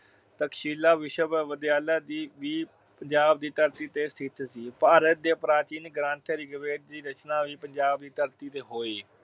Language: Punjabi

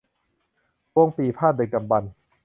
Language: Thai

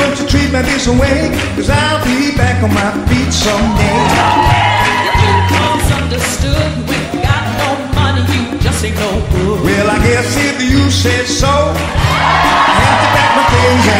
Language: English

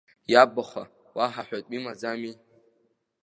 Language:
Abkhazian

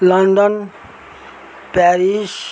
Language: Nepali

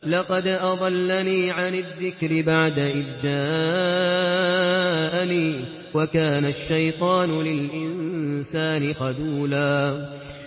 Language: Arabic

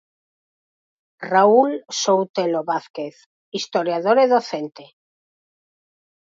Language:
Galician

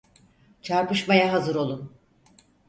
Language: Turkish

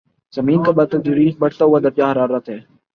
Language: Urdu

